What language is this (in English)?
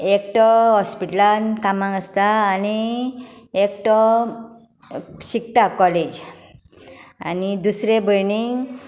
Konkani